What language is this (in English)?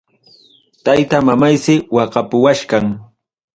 Ayacucho Quechua